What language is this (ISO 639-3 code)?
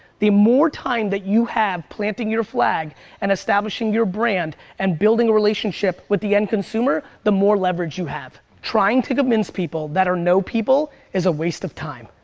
eng